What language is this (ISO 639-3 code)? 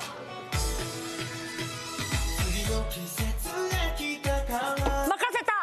jpn